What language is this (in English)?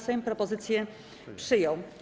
Polish